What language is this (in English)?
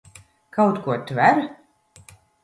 Latvian